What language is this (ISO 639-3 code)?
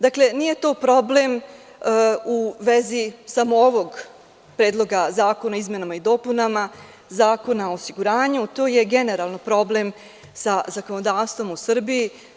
srp